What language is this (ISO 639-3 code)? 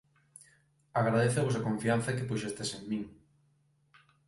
glg